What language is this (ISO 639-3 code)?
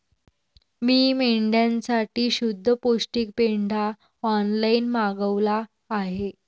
mar